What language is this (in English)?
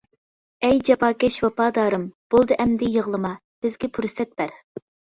Uyghur